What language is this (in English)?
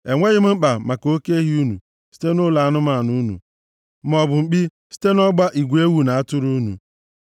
Igbo